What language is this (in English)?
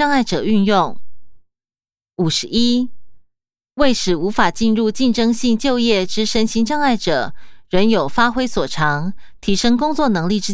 Chinese